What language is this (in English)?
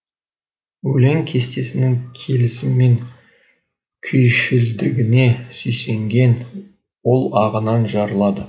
Kazakh